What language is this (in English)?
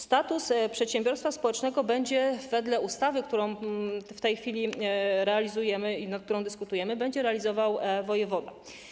Polish